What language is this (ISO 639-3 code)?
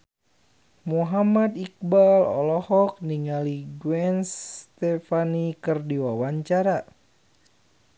sun